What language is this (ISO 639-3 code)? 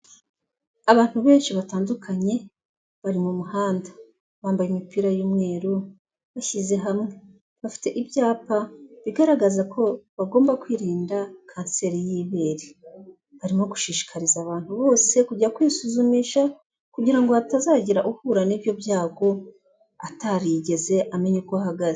kin